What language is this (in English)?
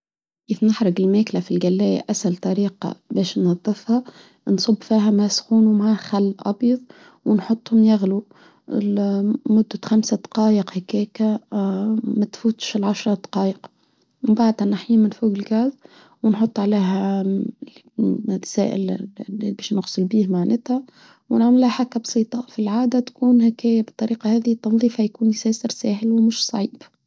Tunisian Arabic